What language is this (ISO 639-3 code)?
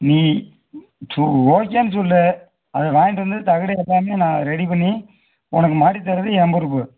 tam